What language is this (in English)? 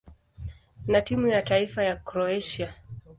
Swahili